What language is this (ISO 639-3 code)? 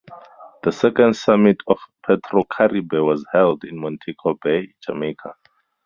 eng